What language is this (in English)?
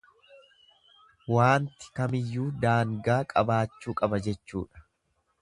Oromo